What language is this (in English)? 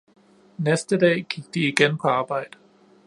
Danish